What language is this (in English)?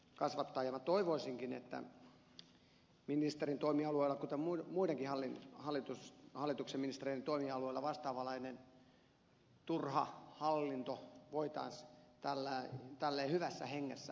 Finnish